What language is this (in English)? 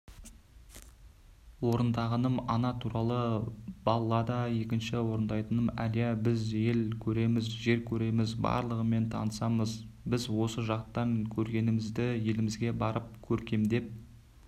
Kazakh